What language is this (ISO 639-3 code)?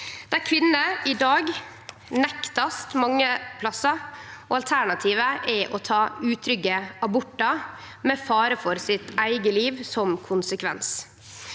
nor